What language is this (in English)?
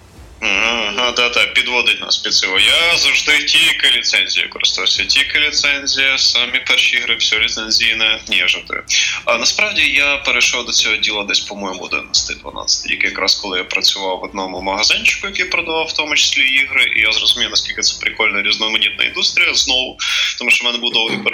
Ukrainian